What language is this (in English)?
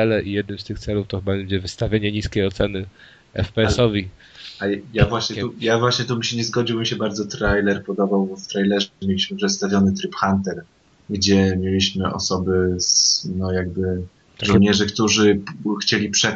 Polish